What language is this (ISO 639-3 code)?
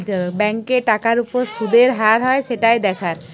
ben